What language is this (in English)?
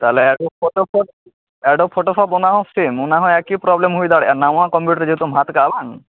Santali